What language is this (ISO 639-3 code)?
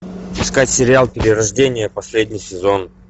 rus